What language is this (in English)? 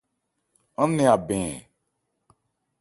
Ebrié